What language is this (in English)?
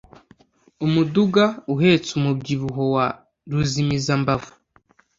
Kinyarwanda